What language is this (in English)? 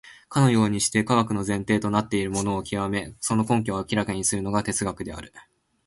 Japanese